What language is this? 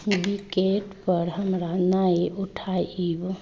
Maithili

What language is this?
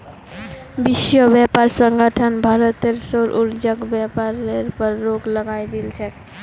Magahi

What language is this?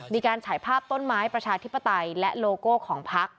Thai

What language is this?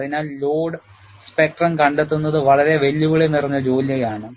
Malayalam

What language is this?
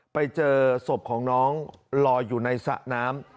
Thai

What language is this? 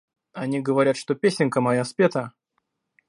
Russian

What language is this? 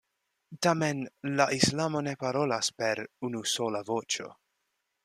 Esperanto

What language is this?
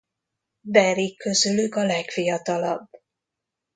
Hungarian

